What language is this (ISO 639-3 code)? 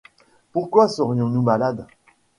fra